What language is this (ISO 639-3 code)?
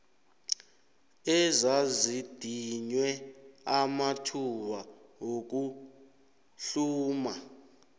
nbl